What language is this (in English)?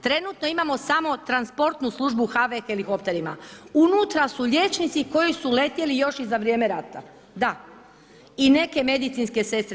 Croatian